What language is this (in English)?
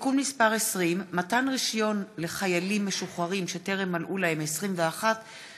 Hebrew